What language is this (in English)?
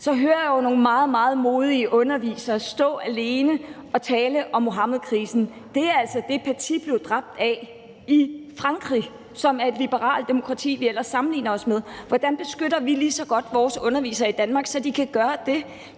Danish